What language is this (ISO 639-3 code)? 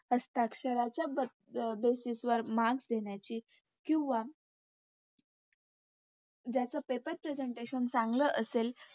mar